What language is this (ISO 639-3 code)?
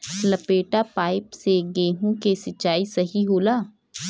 bho